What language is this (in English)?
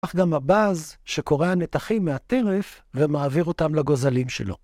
Hebrew